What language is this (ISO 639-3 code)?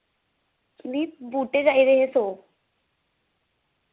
doi